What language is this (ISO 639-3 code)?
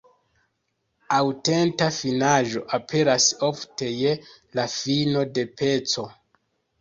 epo